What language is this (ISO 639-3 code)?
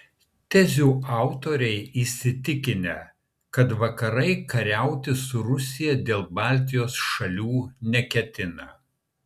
lit